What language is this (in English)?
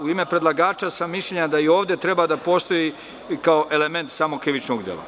Serbian